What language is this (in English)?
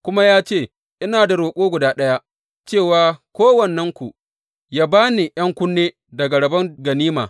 Hausa